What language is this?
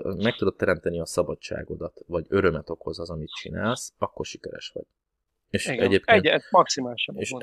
Hungarian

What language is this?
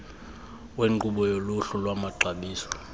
Xhosa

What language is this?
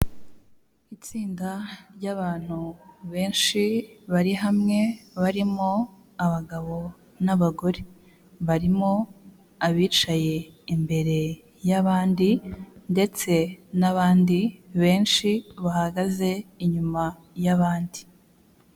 Kinyarwanda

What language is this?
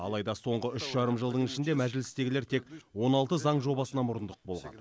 Kazakh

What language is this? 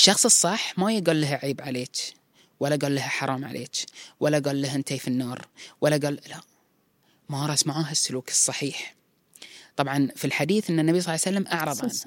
Arabic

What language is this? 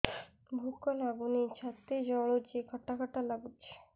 Odia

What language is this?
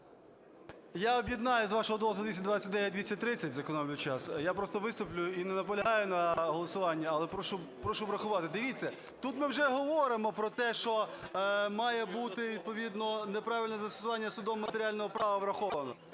Ukrainian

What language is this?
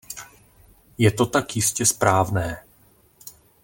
Czech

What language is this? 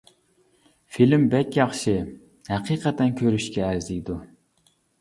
Uyghur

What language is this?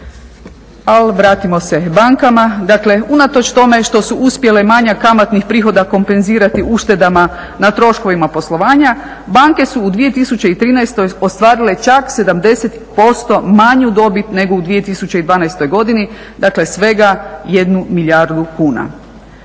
Croatian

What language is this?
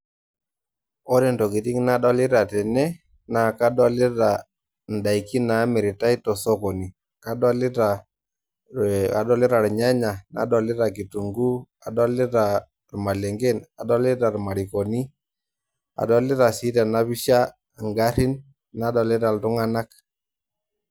Masai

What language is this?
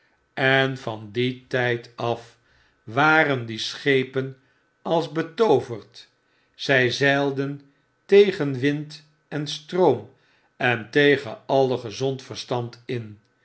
Dutch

